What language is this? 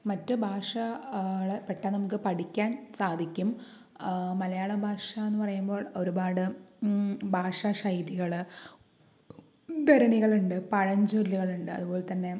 Malayalam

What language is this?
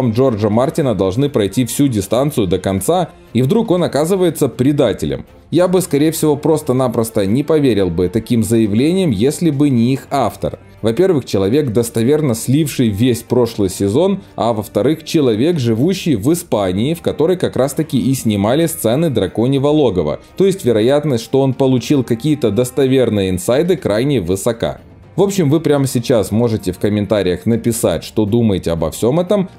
Russian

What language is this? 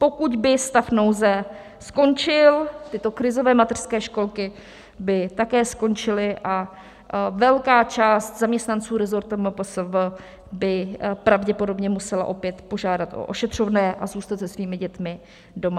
Czech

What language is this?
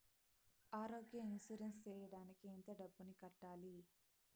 Telugu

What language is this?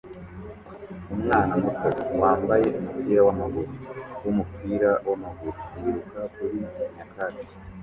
Kinyarwanda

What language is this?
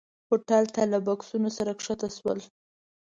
Pashto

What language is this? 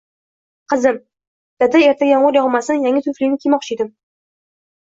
Uzbek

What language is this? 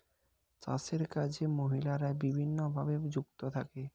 Bangla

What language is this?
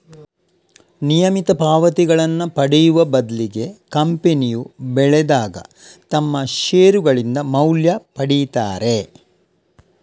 Kannada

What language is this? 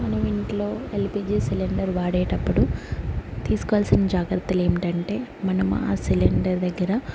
Telugu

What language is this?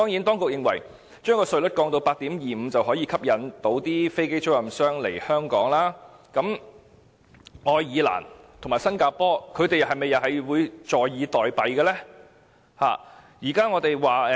Cantonese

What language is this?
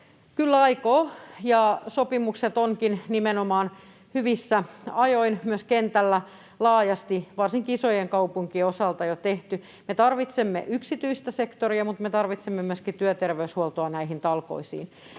Finnish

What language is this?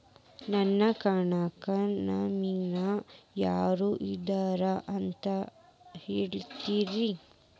Kannada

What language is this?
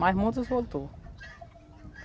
Portuguese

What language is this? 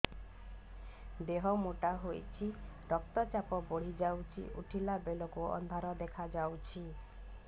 Odia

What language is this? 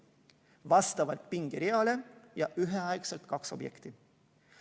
Estonian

